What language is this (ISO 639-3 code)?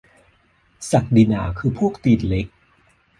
tha